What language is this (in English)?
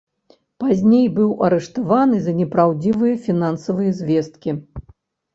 Belarusian